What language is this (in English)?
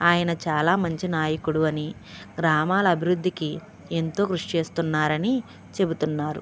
Telugu